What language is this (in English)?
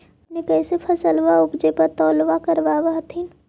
Magahi